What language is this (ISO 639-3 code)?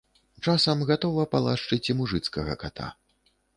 bel